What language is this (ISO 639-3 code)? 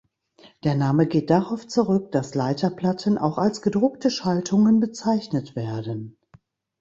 deu